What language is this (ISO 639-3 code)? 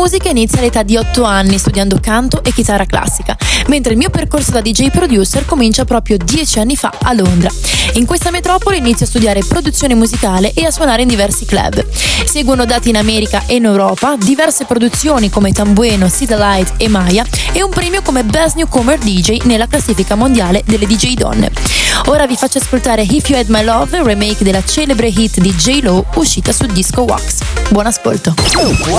ita